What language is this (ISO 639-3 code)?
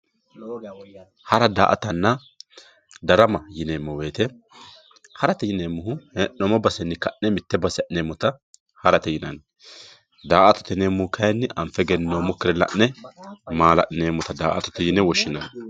sid